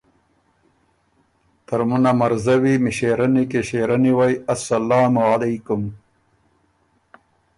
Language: Ormuri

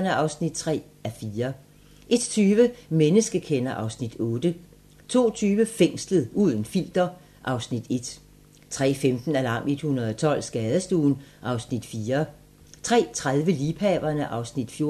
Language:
Danish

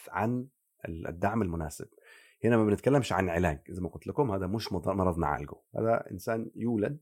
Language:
Arabic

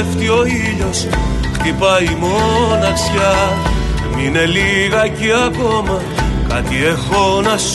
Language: Greek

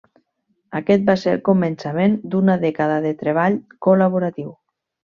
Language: Catalan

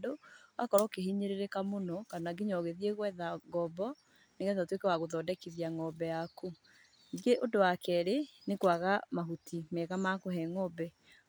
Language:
Kikuyu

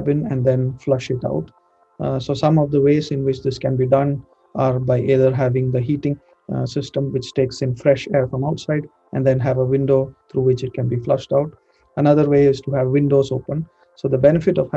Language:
English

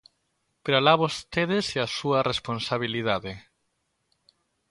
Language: Galician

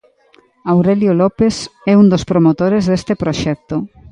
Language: Galician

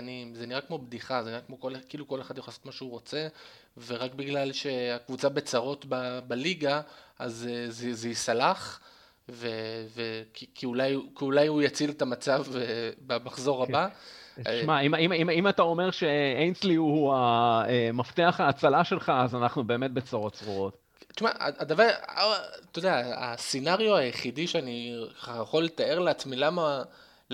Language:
Hebrew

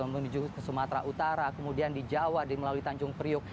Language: Indonesian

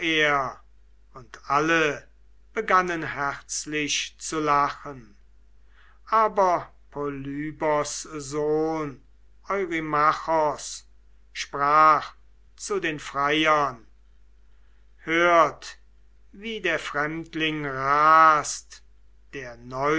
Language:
German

